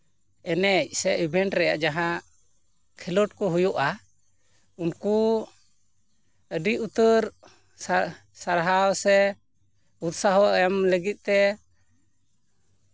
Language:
Santali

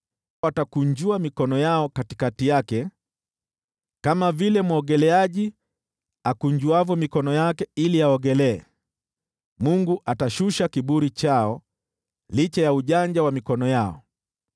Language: Swahili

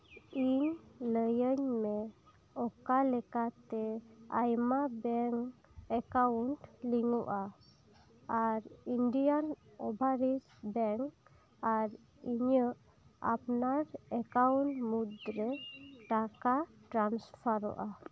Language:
Santali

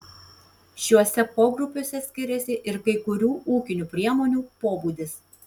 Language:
Lithuanian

